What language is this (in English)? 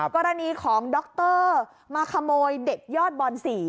Thai